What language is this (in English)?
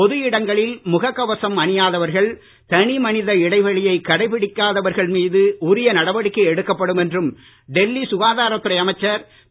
Tamil